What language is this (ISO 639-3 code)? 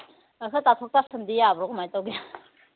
mni